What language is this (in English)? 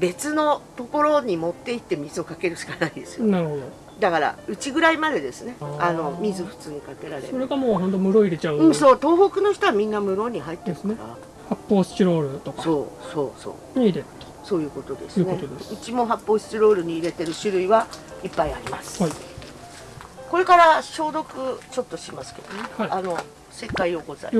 Japanese